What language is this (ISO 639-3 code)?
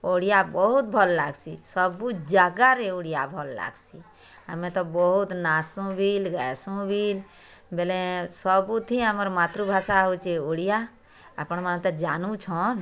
ori